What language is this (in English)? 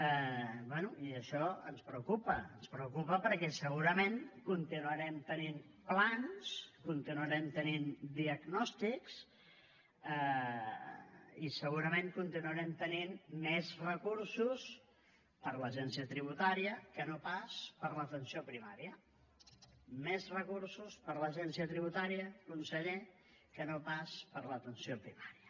Catalan